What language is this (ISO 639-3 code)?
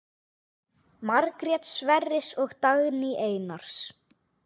isl